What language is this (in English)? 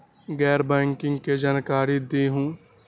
Magahi